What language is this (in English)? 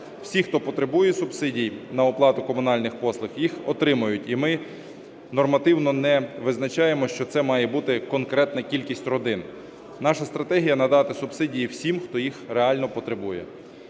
Ukrainian